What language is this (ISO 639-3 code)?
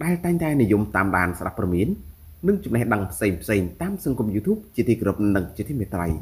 tha